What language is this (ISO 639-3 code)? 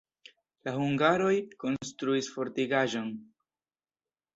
epo